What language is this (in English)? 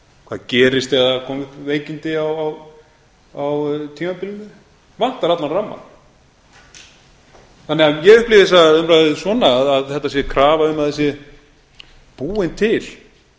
Icelandic